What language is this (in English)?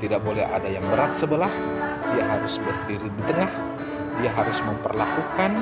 Indonesian